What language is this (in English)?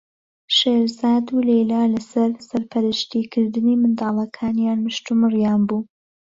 Central Kurdish